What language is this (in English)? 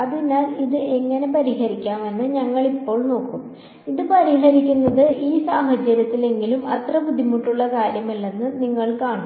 Malayalam